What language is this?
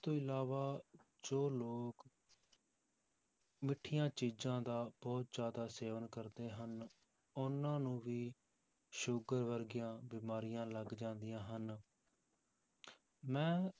Punjabi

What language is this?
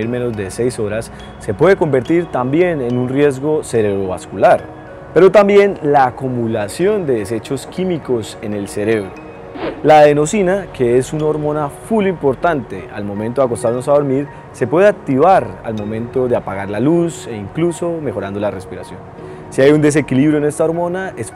Spanish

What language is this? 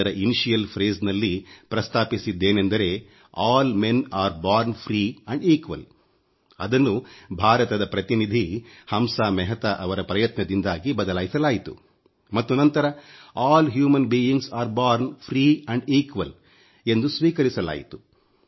Kannada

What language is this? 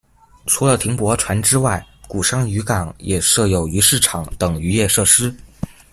Chinese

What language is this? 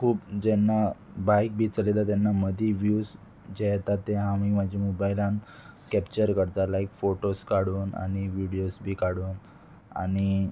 Konkani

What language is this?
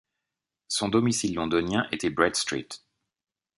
French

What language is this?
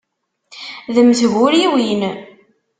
Kabyle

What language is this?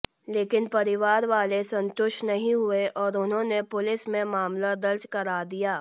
Hindi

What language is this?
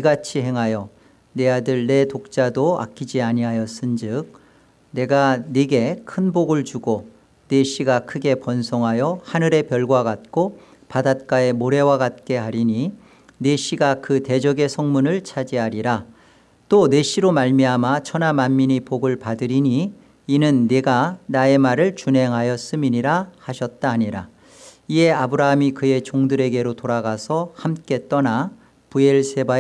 Korean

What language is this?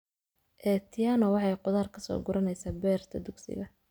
Somali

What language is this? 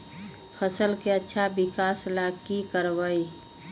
Magahi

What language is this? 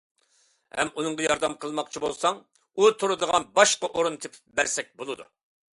Uyghur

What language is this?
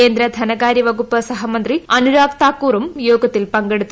Malayalam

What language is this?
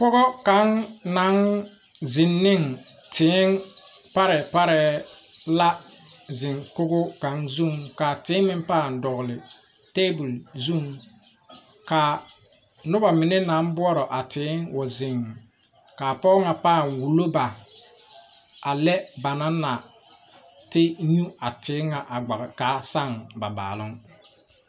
Southern Dagaare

